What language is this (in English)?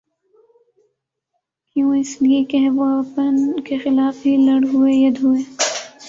Urdu